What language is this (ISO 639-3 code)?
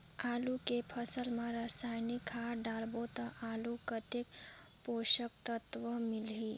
hne